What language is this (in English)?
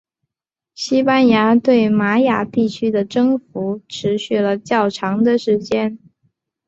Chinese